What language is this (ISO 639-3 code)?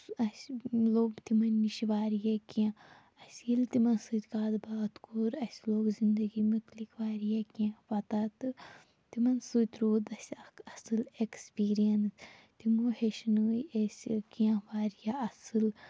kas